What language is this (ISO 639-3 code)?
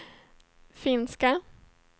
swe